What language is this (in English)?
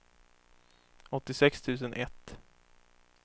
Swedish